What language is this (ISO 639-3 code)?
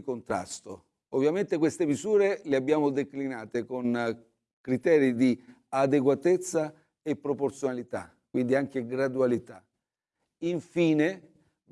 ita